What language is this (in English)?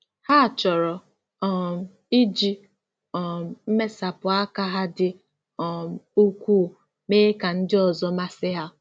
Igbo